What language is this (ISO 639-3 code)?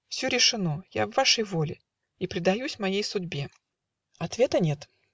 rus